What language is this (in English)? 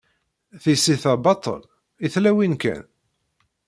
Kabyle